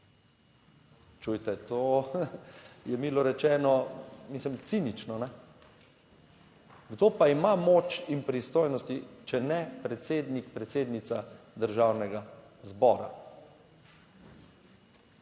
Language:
Slovenian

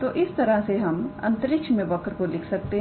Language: Hindi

